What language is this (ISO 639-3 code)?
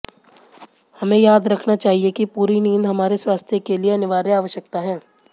hin